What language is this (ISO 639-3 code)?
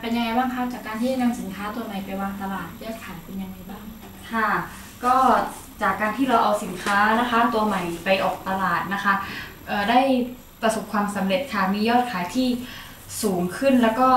tha